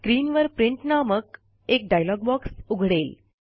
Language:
Marathi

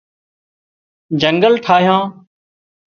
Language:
Wadiyara Koli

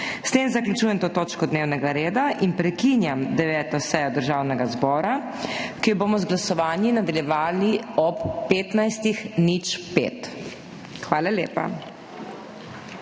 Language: Slovenian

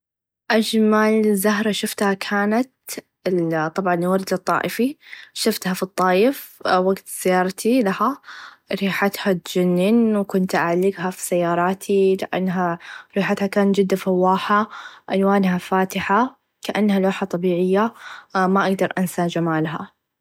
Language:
Najdi Arabic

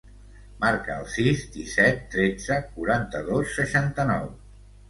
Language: Catalan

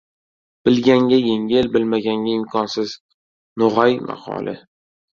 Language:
Uzbek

